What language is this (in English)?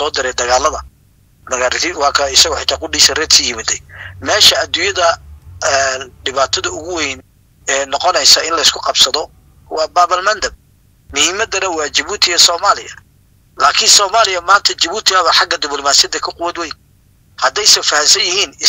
Arabic